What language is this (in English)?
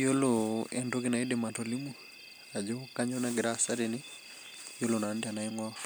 Masai